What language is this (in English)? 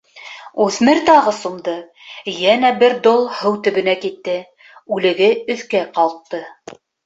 Bashkir